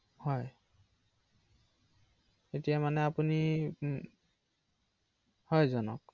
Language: Assamese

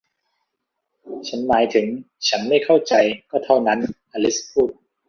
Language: Thai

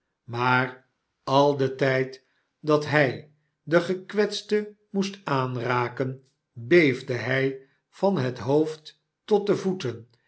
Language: Dutch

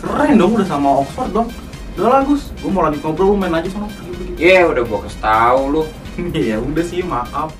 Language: Indonesian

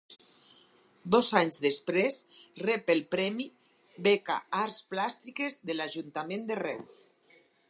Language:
Catalan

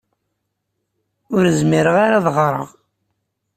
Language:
Kabyle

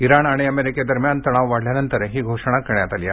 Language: Marathi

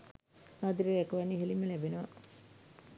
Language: Sinhala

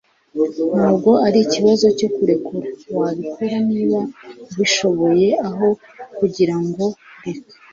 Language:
Kinyarwanda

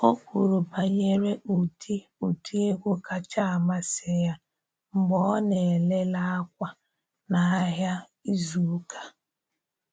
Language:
Igbo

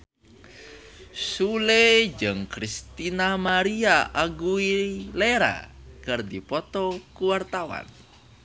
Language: Sundanese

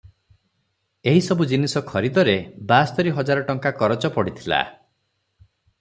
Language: Odia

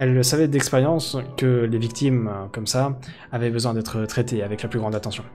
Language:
French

